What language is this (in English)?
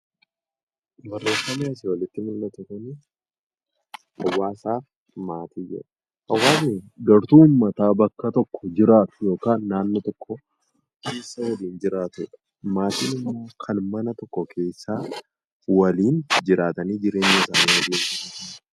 Oromo